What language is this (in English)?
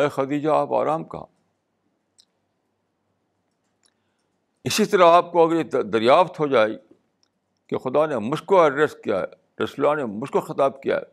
Urdu